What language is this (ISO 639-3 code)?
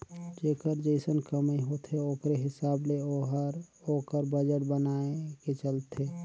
hne